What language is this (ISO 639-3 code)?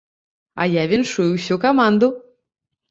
bel